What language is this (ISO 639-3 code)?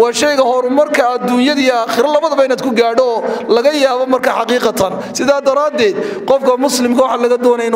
ara